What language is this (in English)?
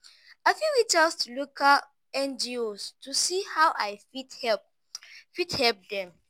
Nigerian Pidgin